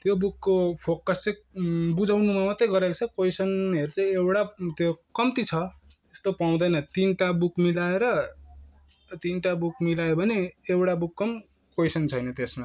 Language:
Nepali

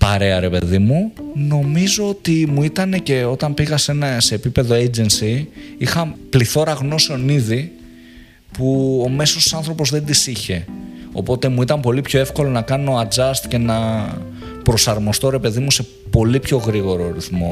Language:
Greek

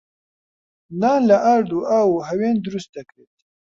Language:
Central Kurdish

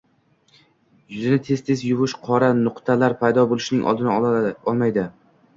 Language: Uzbek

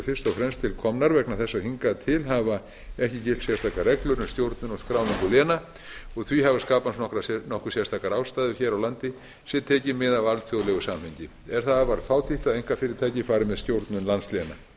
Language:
Icelandic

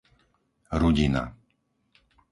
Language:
Slovak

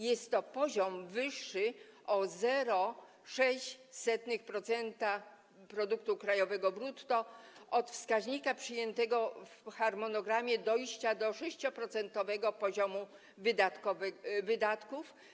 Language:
Polish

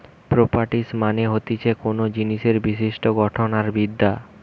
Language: Bangla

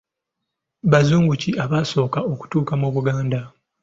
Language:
Ganda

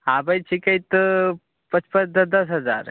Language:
Maithili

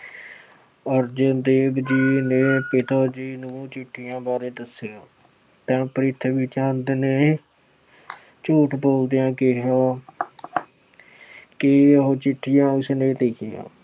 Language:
Punjabi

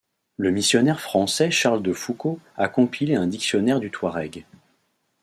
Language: French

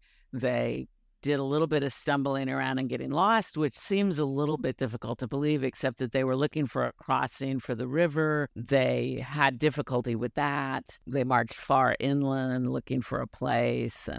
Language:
English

